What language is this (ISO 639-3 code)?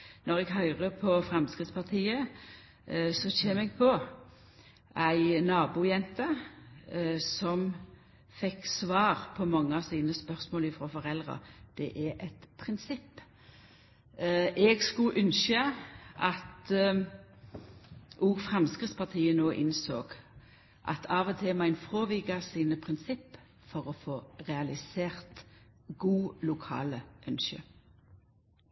nno